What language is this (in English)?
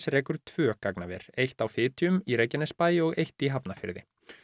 Icelandic